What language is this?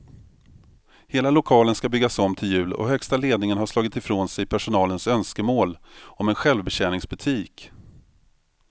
Swedish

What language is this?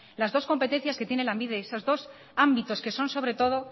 Spanish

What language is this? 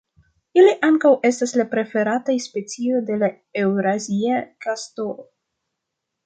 Esperanto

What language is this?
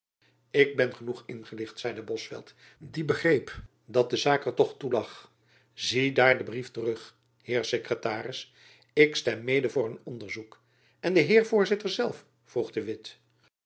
Dutch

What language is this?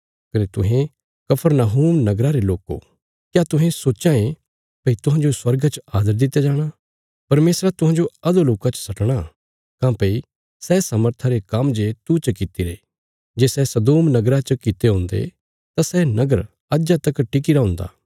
Bilaspuri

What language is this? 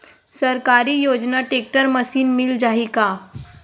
Chhattisgarhi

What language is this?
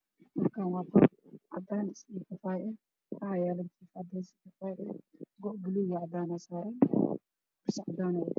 Somali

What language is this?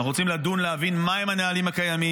Hebrew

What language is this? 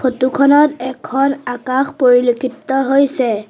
Assamese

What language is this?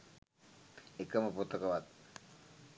Sinhala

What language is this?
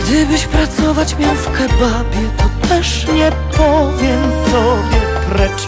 Polish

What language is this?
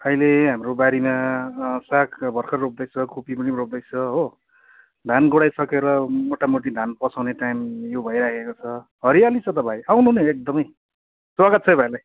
Nepali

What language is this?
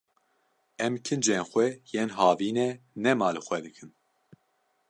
Kurdish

